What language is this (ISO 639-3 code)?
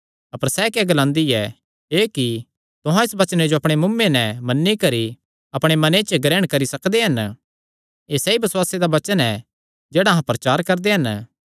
xnr